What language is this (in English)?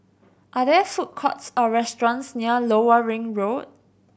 English